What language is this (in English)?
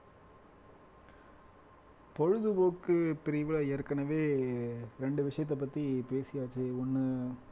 Tamil